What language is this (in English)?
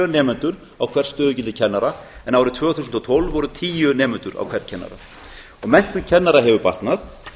Icelandic